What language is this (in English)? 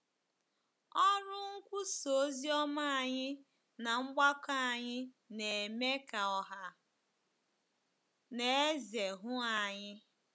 Igbo